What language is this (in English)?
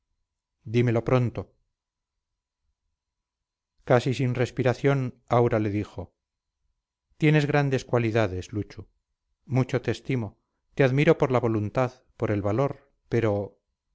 Spanish